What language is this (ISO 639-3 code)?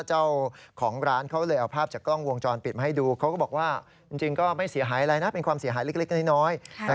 tha